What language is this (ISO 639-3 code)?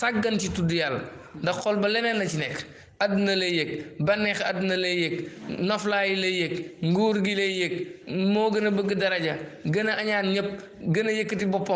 ind